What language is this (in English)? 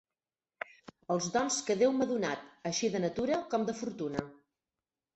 Catalan